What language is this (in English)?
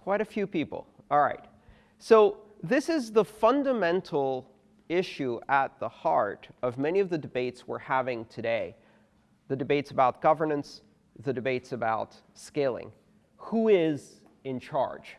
English